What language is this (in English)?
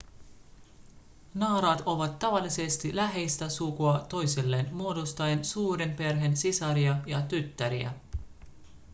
Finnish